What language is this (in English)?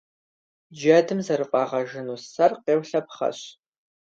Kabardian